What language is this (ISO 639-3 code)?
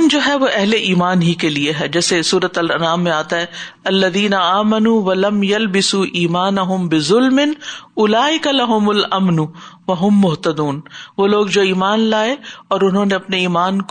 urd